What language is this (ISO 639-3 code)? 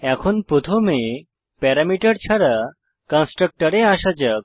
ben